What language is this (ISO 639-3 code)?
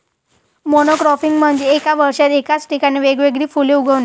mar